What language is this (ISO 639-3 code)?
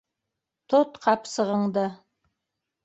bak